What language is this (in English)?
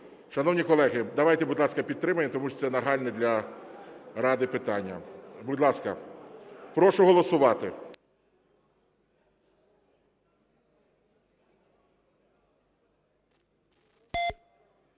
Ukrainian